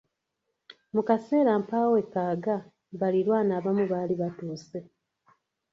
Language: Ganda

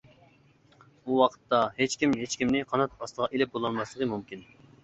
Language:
Uyghur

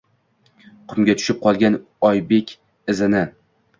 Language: Uzbek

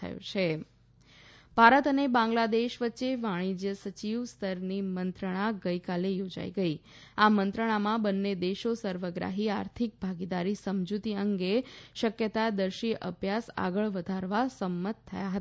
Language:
Gujarati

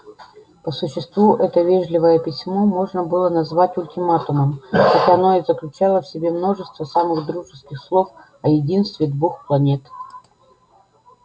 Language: Russian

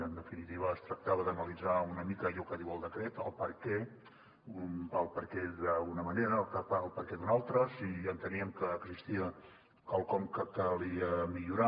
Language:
Catalan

